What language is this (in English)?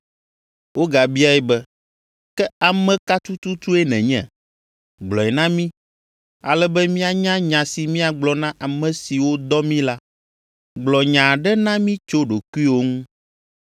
Ewe